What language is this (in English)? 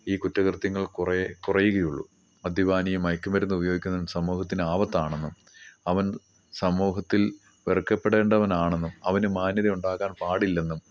Malayalam